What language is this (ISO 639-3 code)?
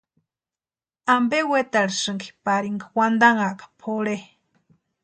pua